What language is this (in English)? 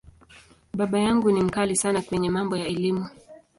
Swahili